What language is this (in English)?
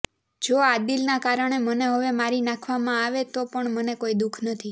Gujarati